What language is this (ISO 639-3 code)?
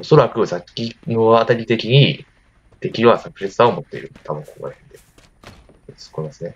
jpn